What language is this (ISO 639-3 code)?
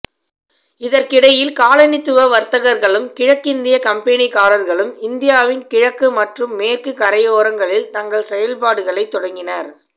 tam